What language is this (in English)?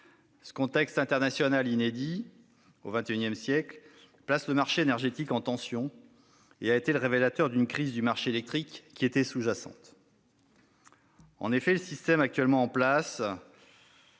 French